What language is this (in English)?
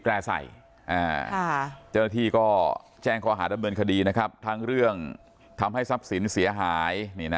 Thai